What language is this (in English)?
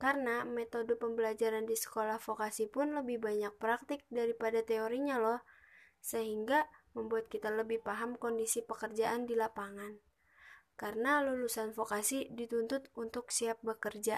Indonesian